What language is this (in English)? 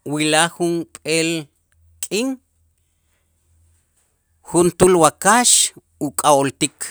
Itzá